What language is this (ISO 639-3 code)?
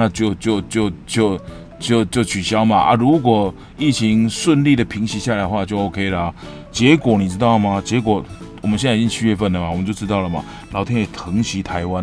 zho